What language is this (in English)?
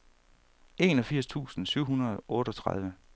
Danish